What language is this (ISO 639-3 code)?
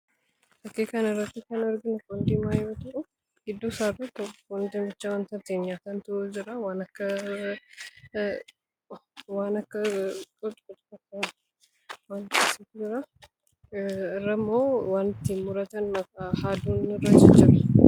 orm